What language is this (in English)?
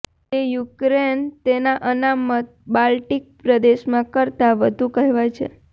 Gujarati